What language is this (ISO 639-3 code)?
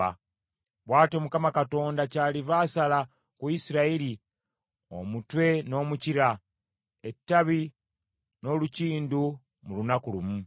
lug